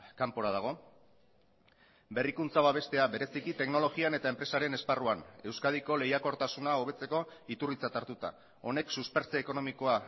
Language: Basque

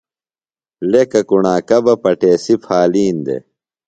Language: Phalura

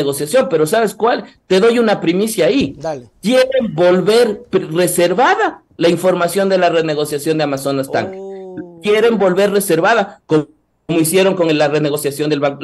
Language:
Spanish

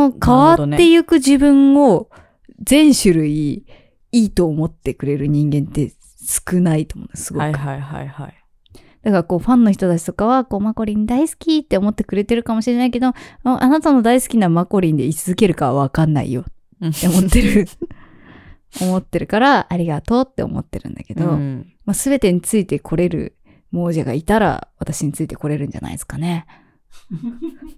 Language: Japanese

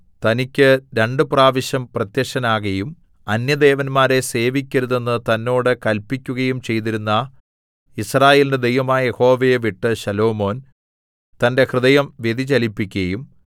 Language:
Malayalam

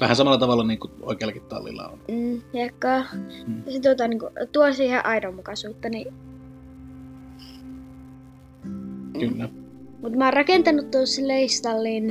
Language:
Finnish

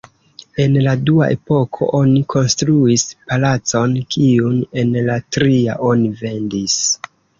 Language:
Esperanto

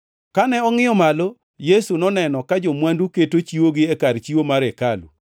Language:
Luo (Kenya and Tanzania)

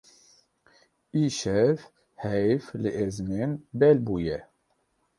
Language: Kurdish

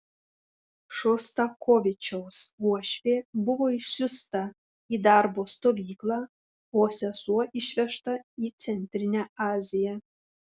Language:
Lithuanian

